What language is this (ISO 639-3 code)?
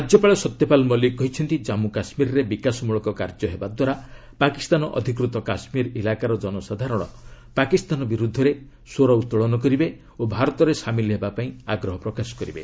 ori